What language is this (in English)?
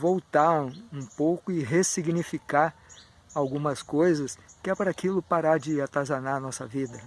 Portuguese